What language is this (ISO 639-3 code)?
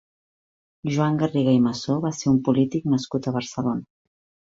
cat